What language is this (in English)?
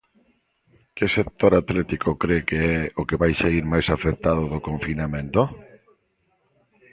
Galician